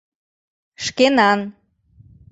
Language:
Mari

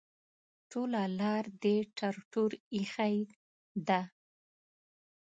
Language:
Pashto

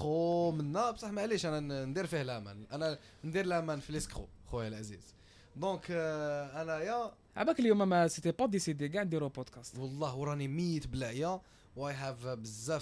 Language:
Arabic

